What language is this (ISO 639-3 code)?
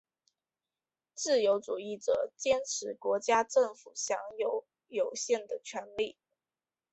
zho